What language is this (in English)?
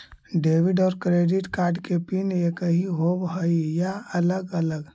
Magahi